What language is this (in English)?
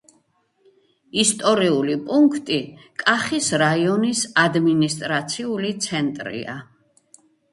Georgian